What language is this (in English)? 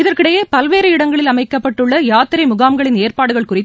Tamil